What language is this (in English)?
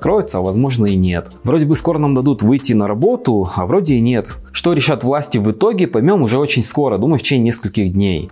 Russian